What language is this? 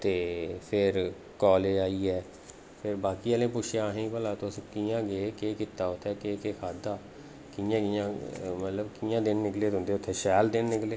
Dogri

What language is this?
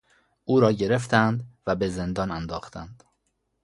Persian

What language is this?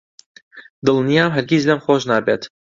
Central Kurdish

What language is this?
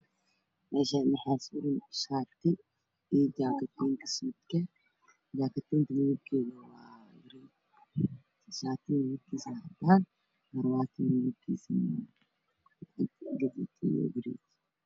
Somali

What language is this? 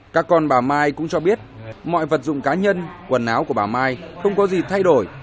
Vietnamese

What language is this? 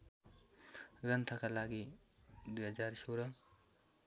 Nepali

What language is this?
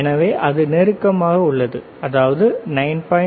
Tamil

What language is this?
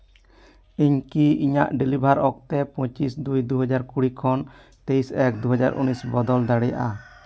Santali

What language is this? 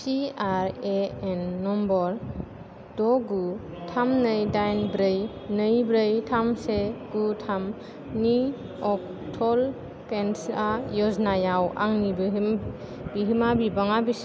Bodo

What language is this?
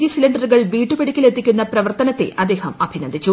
Malayalam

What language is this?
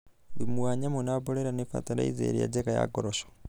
Kikuyu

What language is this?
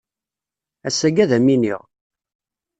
Kabyle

